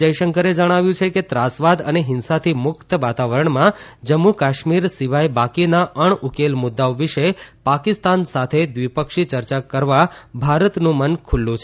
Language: Gujarati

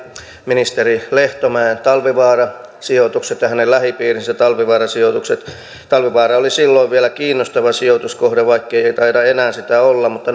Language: Finnish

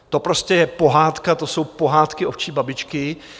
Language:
Czech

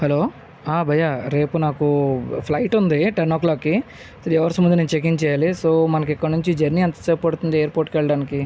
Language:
Telugu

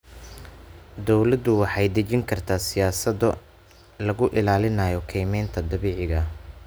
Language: Somali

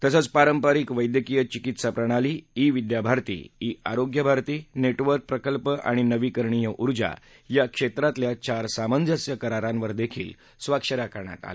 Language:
Marathi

